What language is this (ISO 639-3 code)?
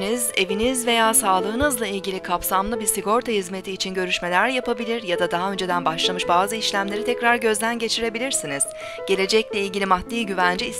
tur